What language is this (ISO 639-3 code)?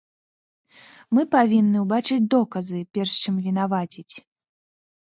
bel